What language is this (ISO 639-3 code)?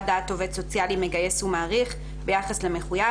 heb